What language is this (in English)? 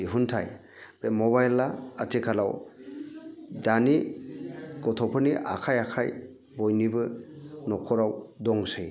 Bodo